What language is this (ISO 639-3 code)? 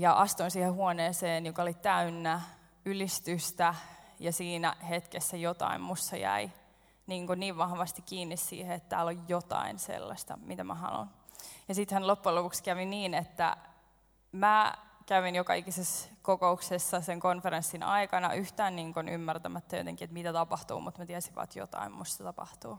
fin